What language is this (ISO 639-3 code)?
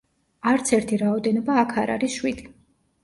kat